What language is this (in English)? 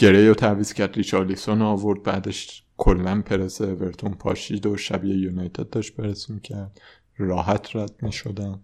Persian